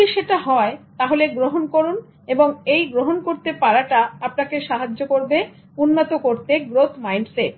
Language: Bangla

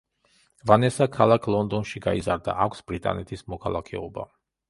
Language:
Georgian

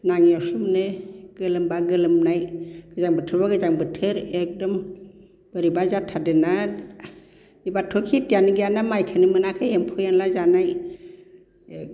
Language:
Bodo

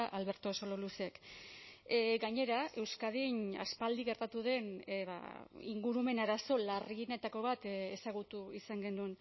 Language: Basque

